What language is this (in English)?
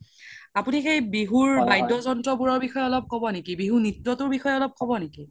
Assamese